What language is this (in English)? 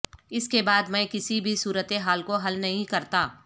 Urdu